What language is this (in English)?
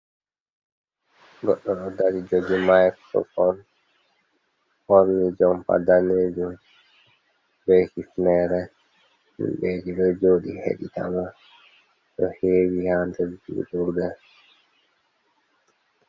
Fula